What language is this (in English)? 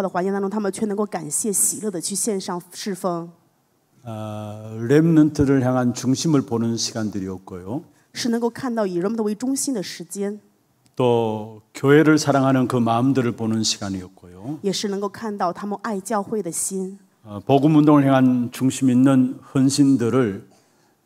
Korean